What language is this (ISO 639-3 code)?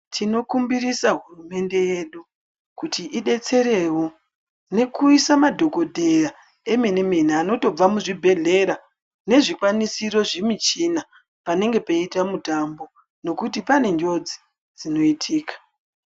ndc